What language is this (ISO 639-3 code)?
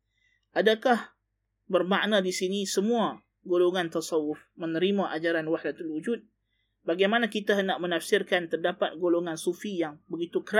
msa